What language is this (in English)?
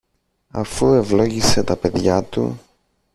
Greek